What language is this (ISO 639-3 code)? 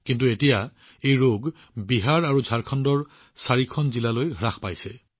asm